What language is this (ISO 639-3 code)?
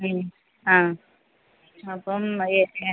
mal